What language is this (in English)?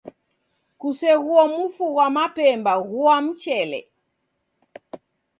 Taita